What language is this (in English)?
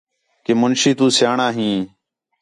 Khetrani